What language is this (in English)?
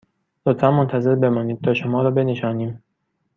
Persian